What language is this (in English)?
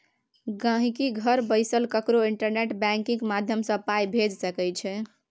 Maithili